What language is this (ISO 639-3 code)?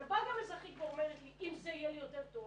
heb